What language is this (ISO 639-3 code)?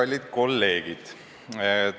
est